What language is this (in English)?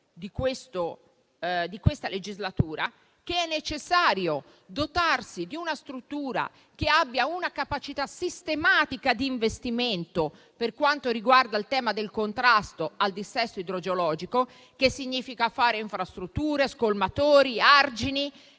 Italian